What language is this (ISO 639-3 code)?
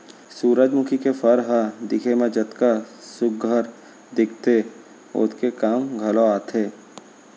hne